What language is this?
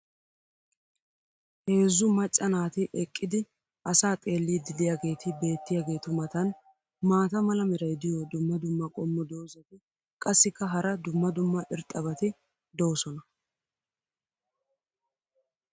Wolaytta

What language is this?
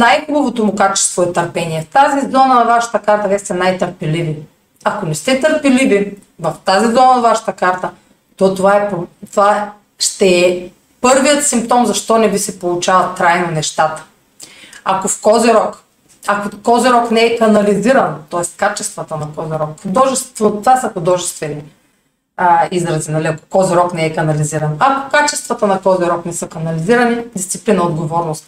Bulgarian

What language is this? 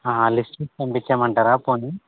Telugu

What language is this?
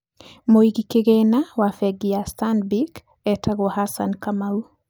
Kikuyu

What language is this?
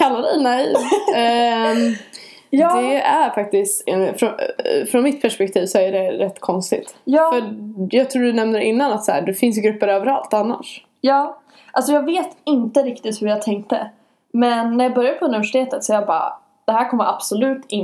Swedish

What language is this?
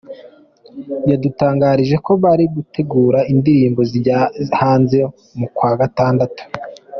Kinyarwanda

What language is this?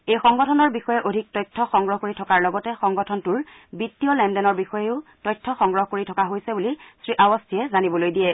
Assamese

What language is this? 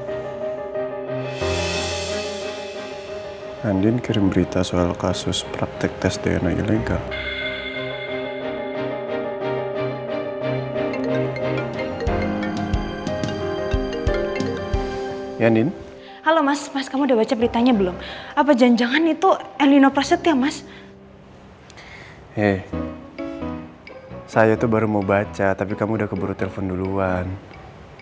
Indonesian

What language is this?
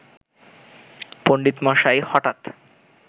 Bangla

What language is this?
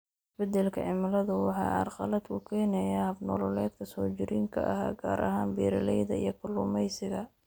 Somali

